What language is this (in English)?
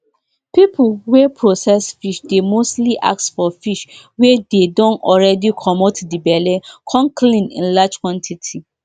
Nigerian Pidgin